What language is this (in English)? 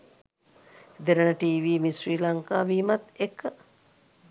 Sinhala